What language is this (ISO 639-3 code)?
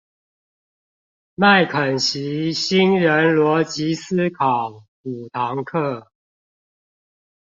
zho